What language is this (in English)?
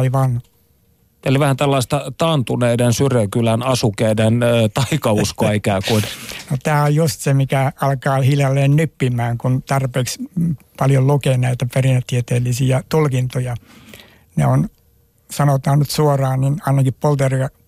Finnish